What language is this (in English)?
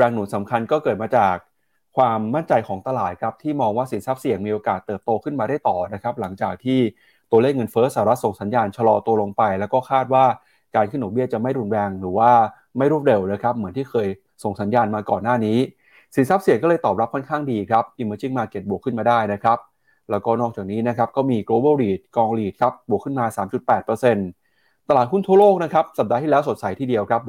Thai